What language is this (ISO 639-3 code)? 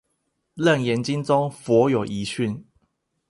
zho